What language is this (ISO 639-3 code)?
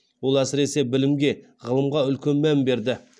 kaz